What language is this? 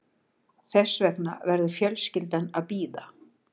Icelandic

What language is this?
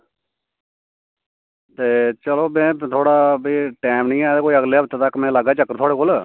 Dogri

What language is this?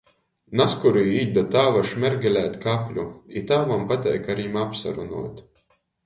Latgalian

